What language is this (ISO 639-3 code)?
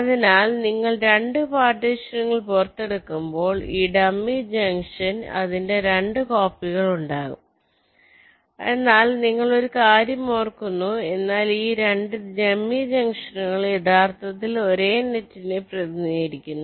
mal